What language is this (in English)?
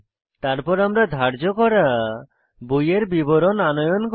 Bangla